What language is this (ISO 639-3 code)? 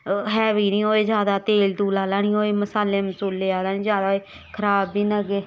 doi